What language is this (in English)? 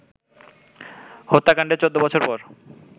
Bangla